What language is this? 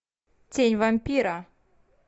Russian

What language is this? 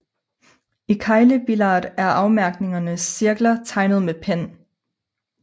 Danish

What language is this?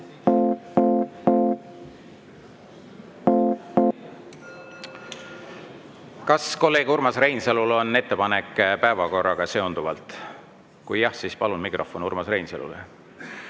Estonian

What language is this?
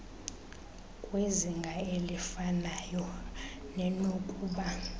Xhosa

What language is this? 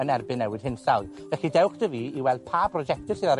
Welsh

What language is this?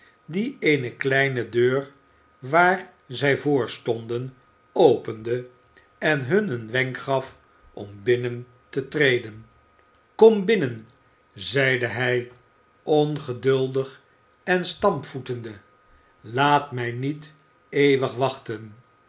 Dutch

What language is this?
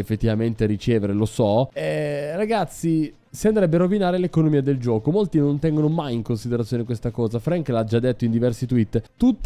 Italian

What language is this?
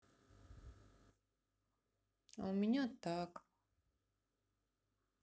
Russian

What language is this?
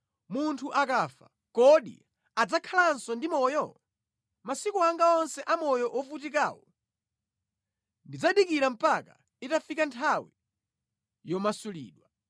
Nyanja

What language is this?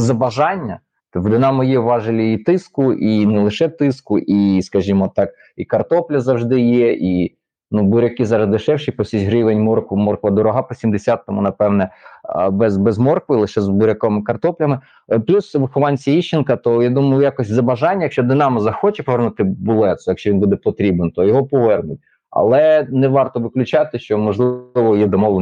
Ukrainian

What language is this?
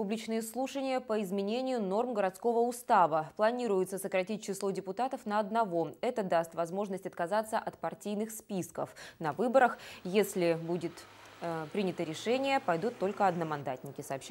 Russian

